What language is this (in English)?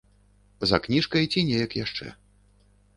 Belarusian